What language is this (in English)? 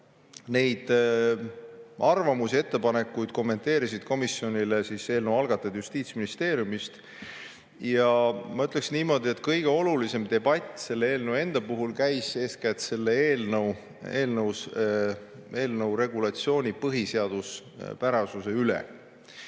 Estonian